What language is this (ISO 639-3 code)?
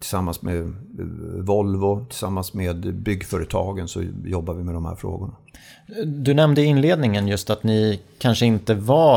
swe